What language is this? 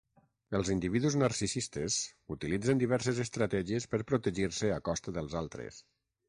Catalan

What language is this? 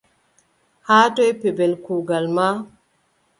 Adamawa Fulfulde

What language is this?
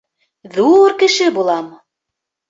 Bashkir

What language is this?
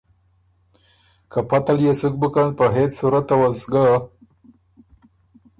Ormuri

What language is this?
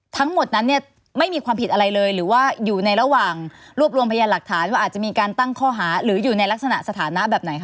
Thai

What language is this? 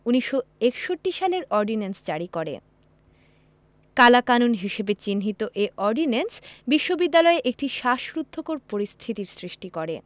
Bangla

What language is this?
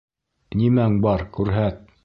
Bashkir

